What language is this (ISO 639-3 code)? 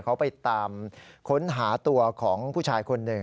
tha